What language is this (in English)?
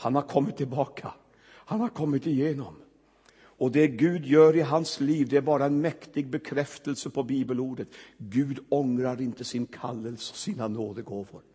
Swedish